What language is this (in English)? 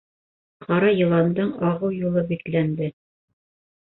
Bashkir